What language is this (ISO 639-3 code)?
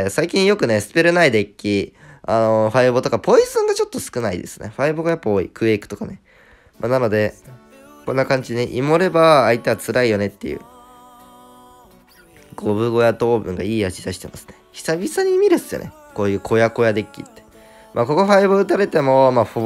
jpn